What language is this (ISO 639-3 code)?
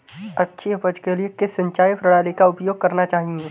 hin